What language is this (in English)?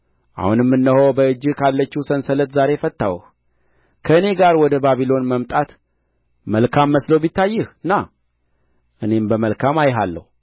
Amharic